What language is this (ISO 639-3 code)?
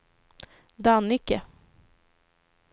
swe